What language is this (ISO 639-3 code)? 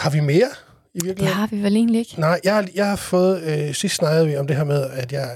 dan